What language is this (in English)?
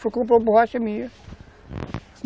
Portuguese